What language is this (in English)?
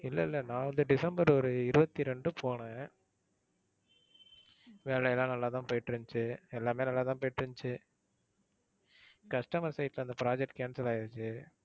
Tamil